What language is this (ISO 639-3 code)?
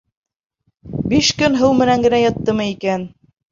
bak